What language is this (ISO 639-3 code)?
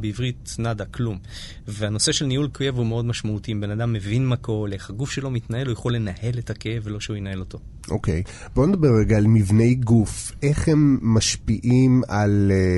heb